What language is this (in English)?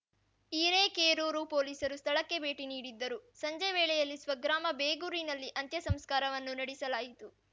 Kannada